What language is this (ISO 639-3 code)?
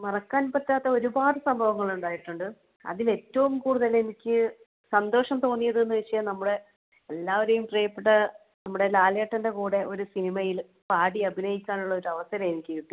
mal